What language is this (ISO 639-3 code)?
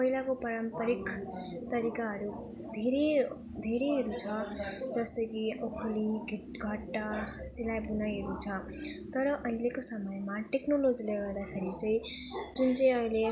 nep